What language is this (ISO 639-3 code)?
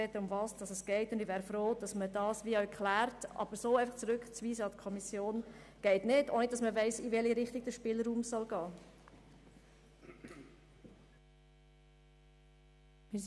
gsw